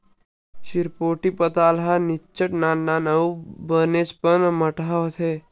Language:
Chhattisgarhi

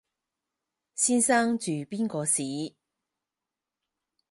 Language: Cantonese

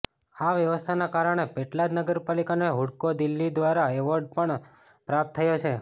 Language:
Gujarati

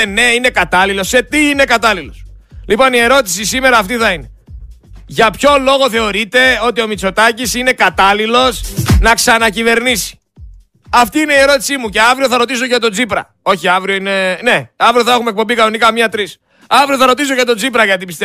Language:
Greek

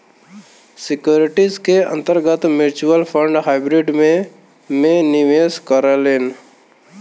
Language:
Bhojpuri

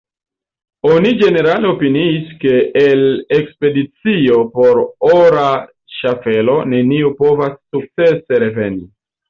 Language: Esperanto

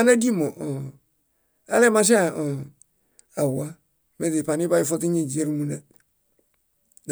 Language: Bayot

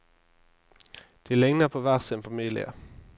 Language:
Norwegian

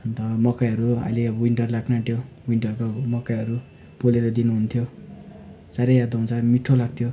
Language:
Nepali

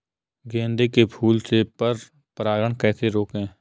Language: Hindi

